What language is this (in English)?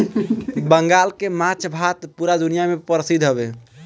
Bhojpuri